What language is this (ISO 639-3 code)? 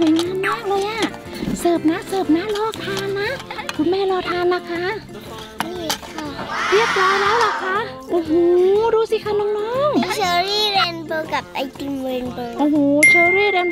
tha